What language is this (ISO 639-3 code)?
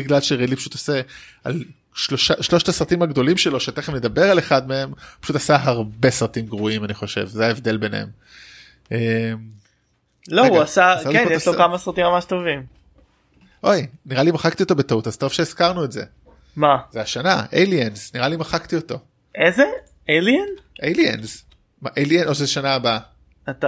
heb